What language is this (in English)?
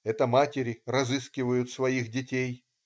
Russian